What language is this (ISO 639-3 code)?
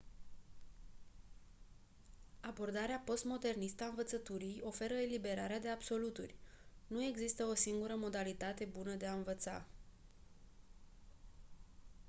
ron